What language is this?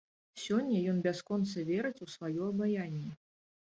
Belarusian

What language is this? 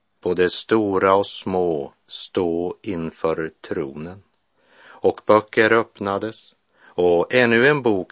Swedish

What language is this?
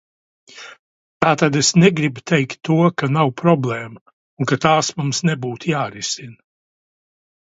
Latvian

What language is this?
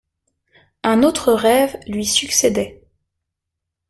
French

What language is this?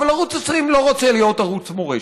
Hebrew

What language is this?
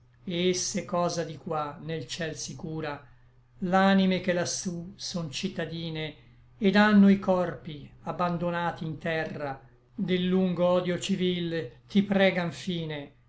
Italian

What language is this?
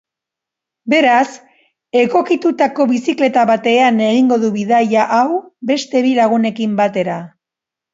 Basque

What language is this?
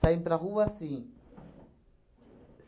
Portuguese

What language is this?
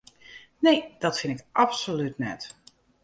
Western Frisian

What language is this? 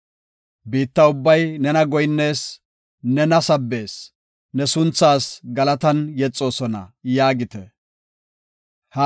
Gofa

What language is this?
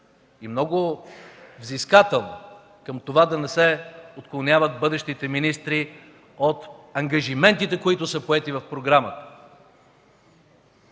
Bulgarian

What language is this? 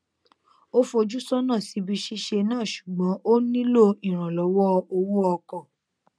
Yoruba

